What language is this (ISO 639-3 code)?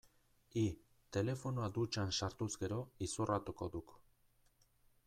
eus